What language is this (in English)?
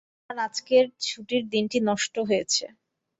Bangla